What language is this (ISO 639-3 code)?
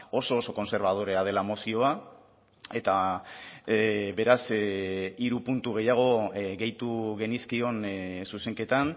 eus